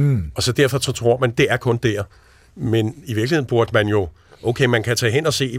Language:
Danish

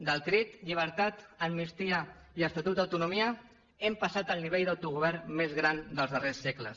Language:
Catalan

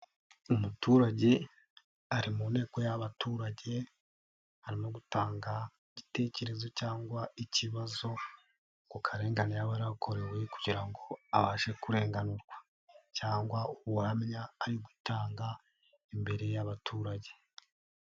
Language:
Kinyarwanda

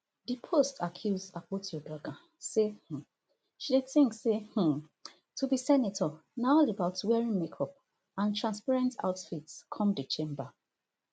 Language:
Nigerian Pidgin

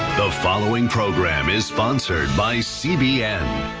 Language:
English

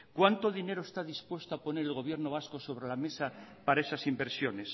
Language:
Spanish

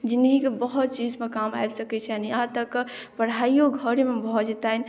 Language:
Maithili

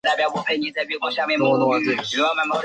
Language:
Chinese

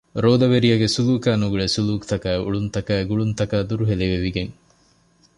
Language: Divehi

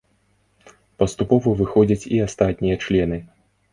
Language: Belarusian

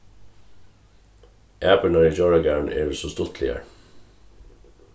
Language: Faroese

